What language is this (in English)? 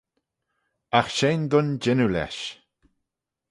Manx